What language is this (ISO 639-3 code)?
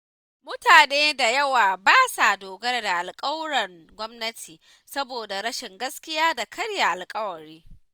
hau